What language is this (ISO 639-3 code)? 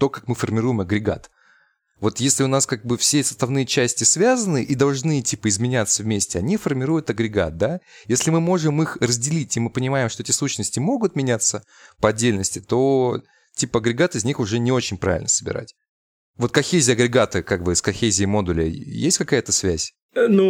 rus